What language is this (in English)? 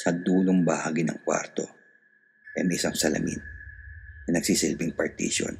Filipino